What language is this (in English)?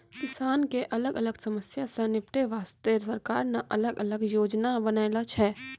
Maithili